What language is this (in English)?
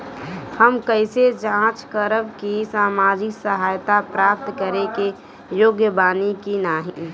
Bhojpuri